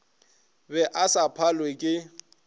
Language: Northern Sotho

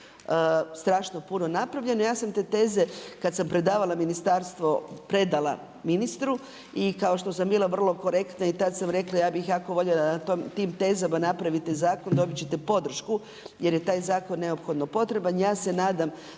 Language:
Croatian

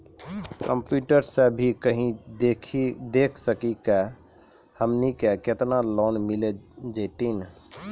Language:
Maithili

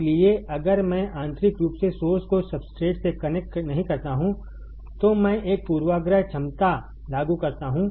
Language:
Hindi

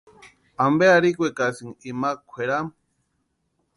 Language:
Western Highland Purepecha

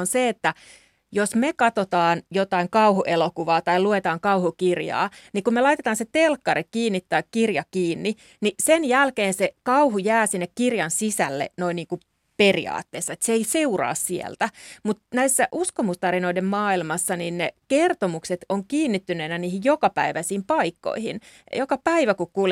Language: Finnish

